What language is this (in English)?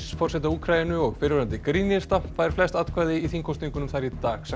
Icelandic